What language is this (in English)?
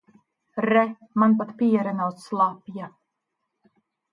Latvian